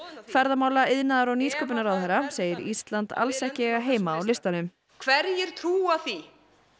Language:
Icelandic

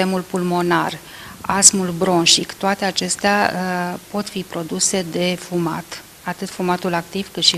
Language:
Romanian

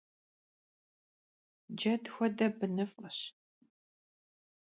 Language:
Kabardian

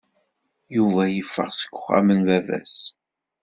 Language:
Kabyle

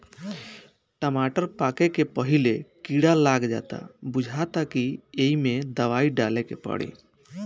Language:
Bhojpuri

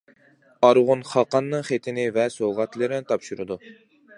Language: Uyghur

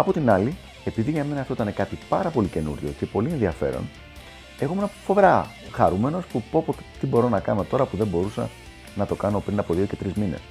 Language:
Greek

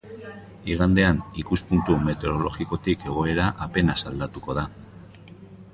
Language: Basque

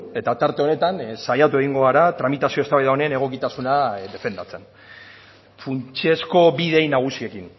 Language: Basque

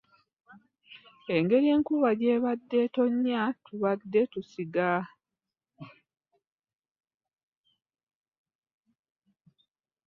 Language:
Ganda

